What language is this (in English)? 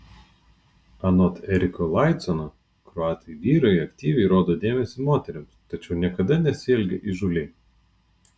Lithuanian